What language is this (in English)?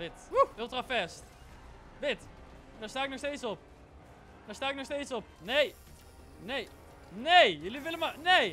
Dutch